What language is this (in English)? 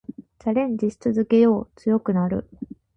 Japanese